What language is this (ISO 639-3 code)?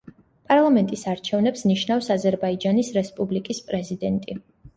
kat